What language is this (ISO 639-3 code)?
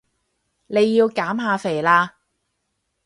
yue